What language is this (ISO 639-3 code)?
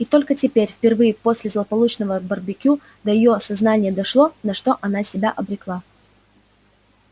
rus